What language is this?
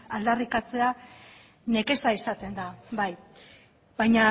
Basque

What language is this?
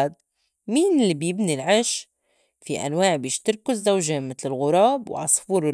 North Levantine Arabic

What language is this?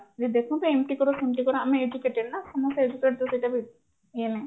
Odia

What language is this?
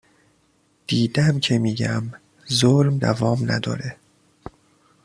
Persian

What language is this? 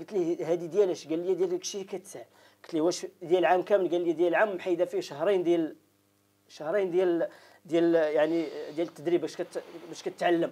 Arabic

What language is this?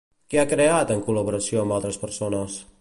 Catalan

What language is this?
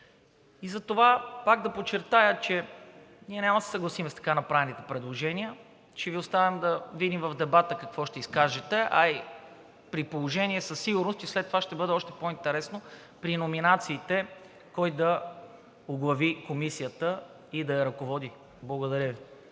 Bulgarian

